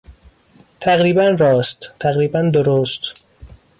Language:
Persian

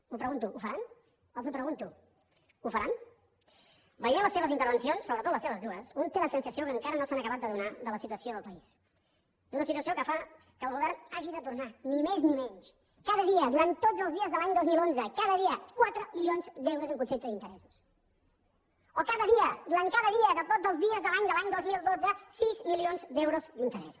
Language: Catalan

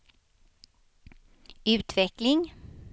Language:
Swedish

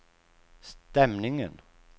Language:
Swedish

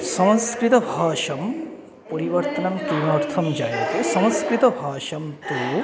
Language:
Sanskrit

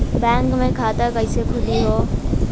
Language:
Bhojpuri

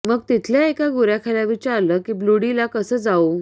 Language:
Marathi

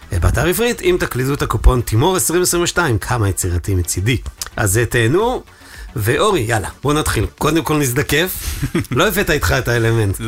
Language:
Hebrew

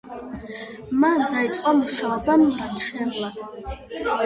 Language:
Georgian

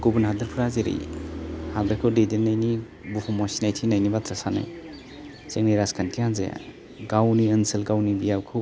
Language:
Bodo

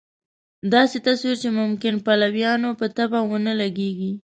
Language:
Pashto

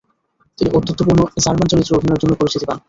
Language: Bangla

